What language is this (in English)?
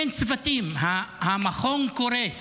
Hebrew